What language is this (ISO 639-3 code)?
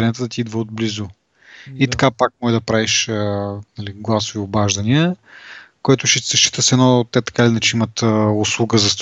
bul